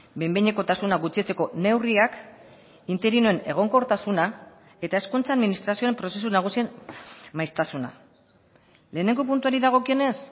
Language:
Basque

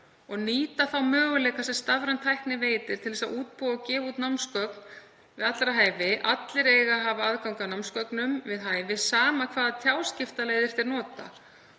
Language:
Icelandic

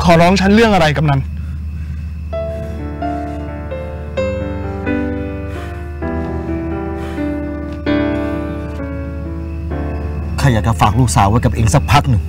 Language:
Thai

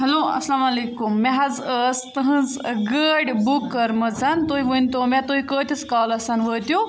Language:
Kashmiri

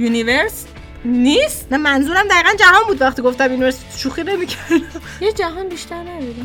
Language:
Persian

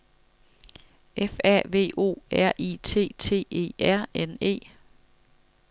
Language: Danish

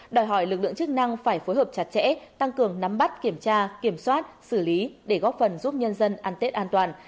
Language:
Vietnamese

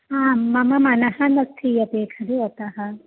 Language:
Sanskrit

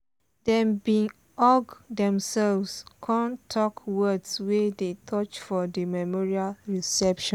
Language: Nigerian Pidgin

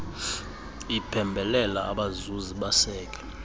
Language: Xhosa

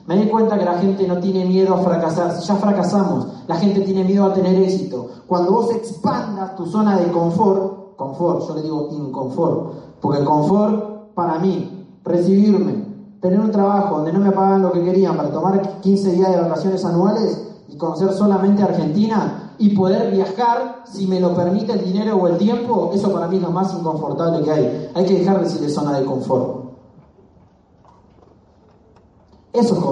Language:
Spanish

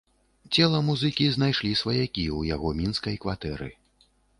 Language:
Belarusian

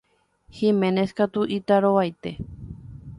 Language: Guarani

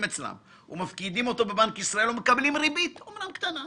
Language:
Hebrew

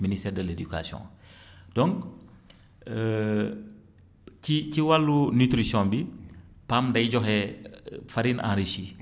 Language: Wolof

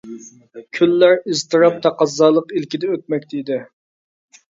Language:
Uyghur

